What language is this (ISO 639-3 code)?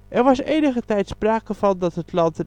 nld